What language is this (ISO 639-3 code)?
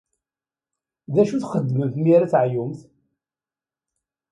kab